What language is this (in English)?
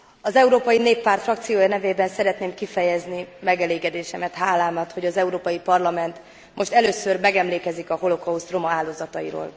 Hungarian